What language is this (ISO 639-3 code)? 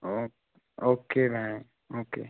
nep